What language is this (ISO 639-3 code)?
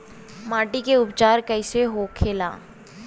bho